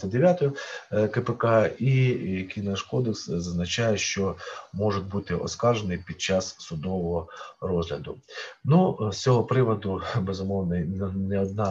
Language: Ukrainian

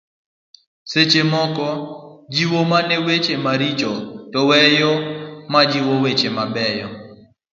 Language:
Luo (Kenya and Tanzania)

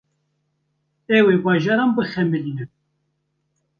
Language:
Kurdish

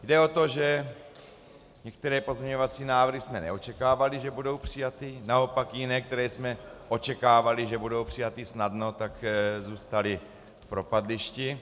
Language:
Czech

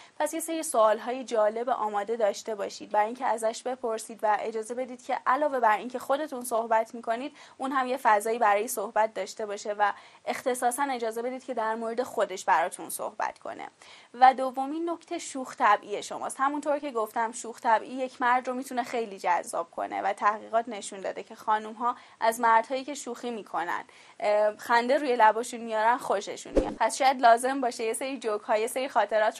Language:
Persian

